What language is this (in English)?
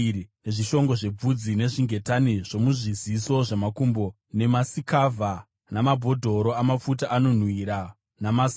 Shona